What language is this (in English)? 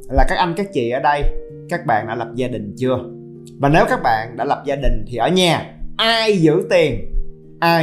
Vietnamese